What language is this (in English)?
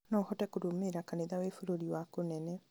Kikuyu